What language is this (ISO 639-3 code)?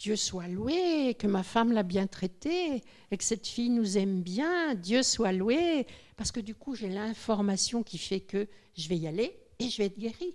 fra